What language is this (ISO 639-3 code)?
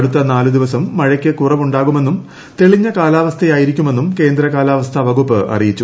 mal